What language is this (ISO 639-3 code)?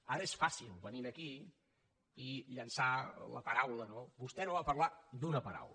cat